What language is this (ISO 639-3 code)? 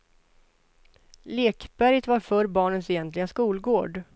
swe